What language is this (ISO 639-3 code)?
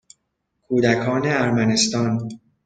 fas